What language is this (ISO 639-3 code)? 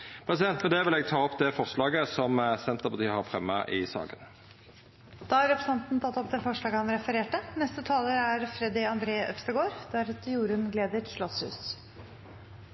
nno